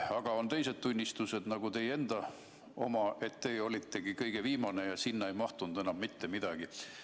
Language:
Estonian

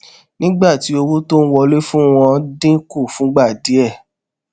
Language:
Yoruba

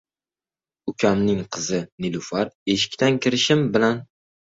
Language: Uzbek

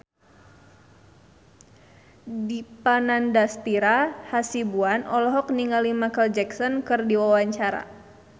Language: Sundanese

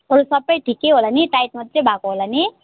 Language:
Nepali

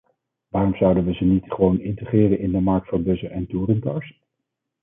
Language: Dutch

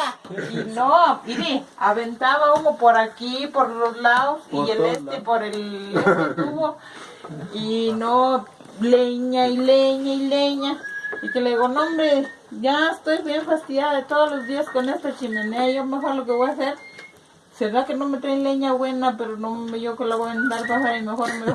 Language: Spanish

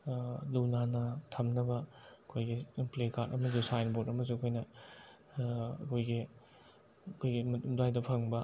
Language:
Manipuri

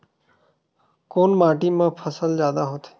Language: Chhattisgarhi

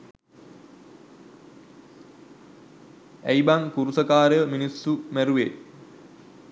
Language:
Sinhala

